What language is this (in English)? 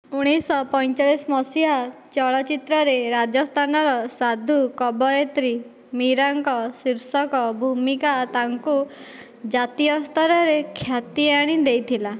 Odia